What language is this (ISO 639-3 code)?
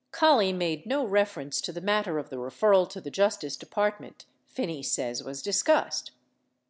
eng